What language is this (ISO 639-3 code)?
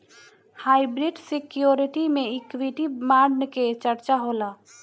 bho